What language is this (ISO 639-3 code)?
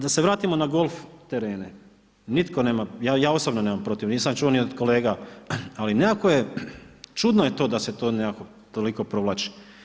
hrv